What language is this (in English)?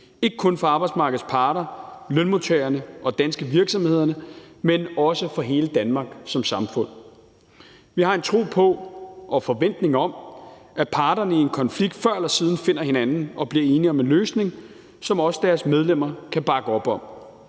Danish